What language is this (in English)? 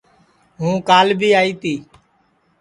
Sansi